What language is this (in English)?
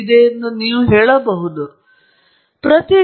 Kannada